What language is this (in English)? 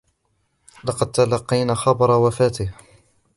Arabic